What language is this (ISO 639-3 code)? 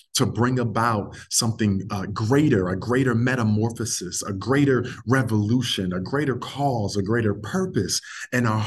eng